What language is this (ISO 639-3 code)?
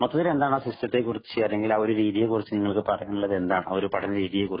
mal